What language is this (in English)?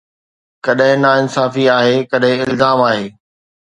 Sindhi